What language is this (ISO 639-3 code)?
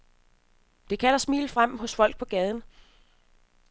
dan